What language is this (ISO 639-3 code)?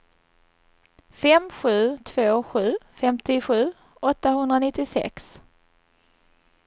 swe